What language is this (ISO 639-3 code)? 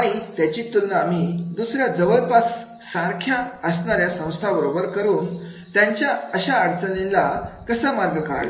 mar